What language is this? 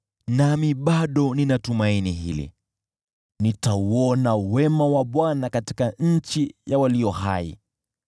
Swahili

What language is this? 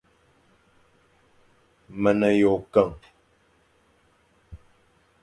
Fang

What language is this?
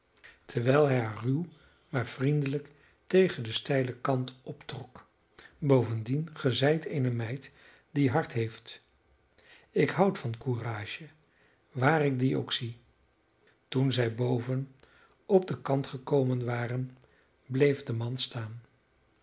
Dutch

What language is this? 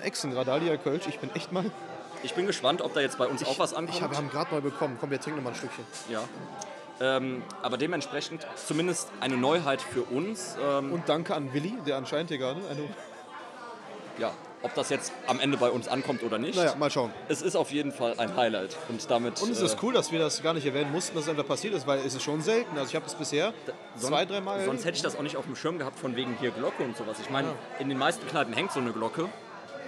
German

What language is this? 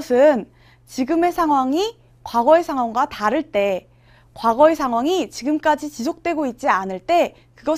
Korean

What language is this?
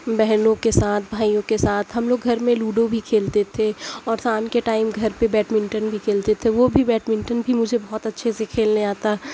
Urdu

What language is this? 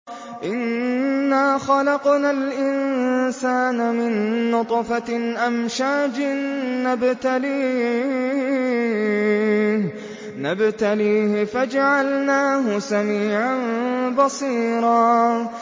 Arabic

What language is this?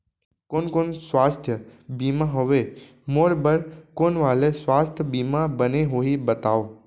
Chhattisgarhi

